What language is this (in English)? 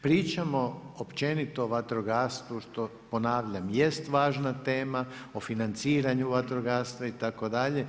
Croatian